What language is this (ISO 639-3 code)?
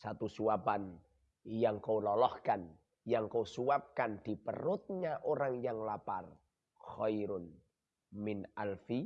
ind